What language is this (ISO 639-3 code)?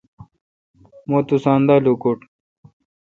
xka